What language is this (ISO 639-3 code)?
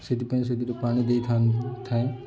ori